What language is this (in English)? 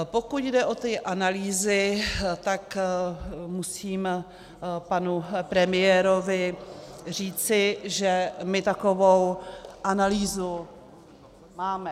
Czech